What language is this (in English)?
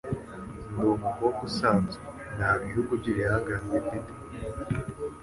Kinyarwanda